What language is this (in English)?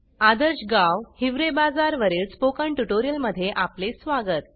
Marathi